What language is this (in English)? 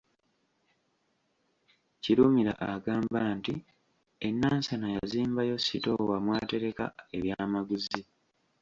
Ganda